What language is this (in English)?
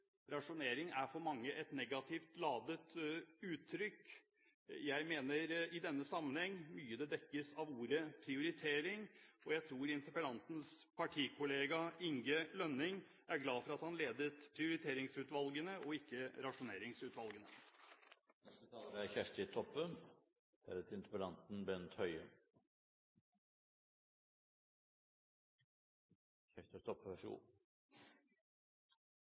Norwegian